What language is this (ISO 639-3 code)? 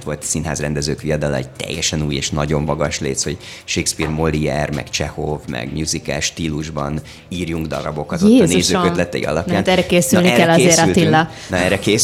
hun